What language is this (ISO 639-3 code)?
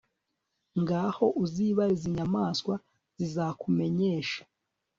kin